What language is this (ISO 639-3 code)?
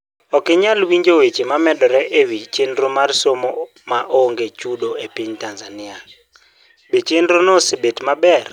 luo